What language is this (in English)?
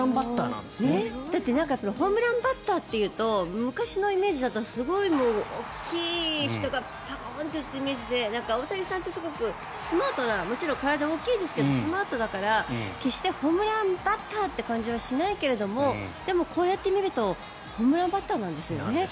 Japanese